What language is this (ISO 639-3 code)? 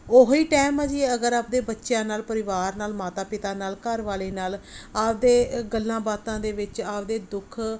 pan